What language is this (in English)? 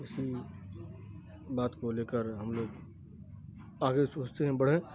Urdu